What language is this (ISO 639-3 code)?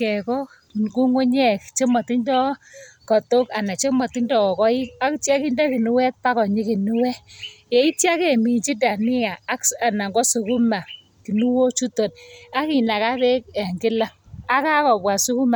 kln